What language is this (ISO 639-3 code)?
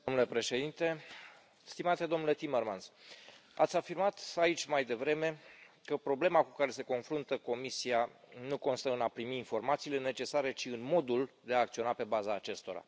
ron